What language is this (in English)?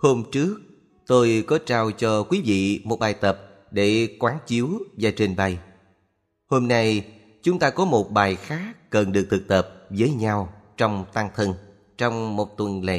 Vietnamese